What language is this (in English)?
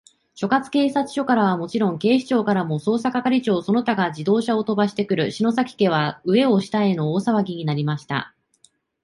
Japanese